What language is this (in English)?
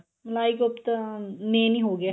Punjabi